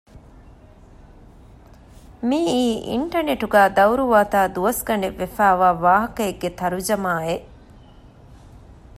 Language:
Divehi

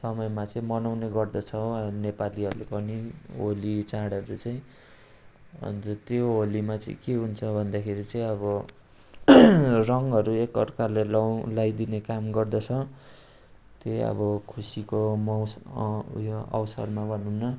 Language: Nepali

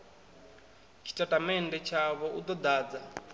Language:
Venda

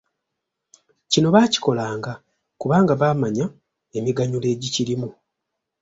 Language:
Ganda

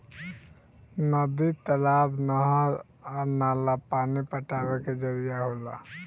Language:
Bhojpuri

